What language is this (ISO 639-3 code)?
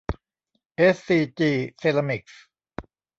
tha